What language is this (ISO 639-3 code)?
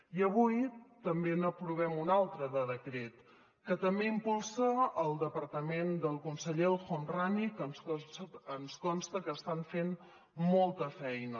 cat